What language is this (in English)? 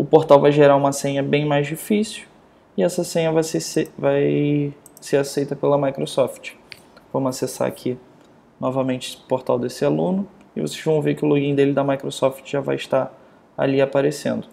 Portuguese